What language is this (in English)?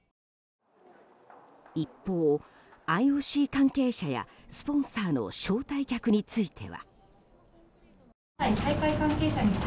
Japanese